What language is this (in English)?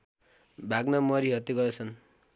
Nepali